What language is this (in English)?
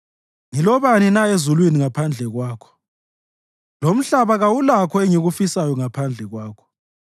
North Ndebele